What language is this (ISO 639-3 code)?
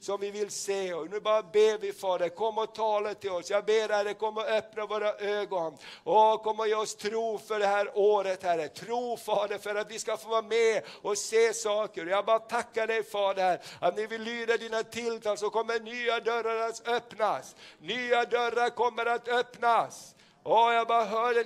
swe